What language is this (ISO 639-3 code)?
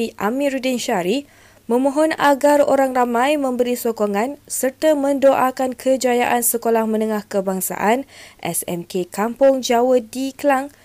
msa